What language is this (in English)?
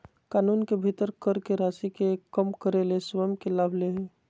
Magahi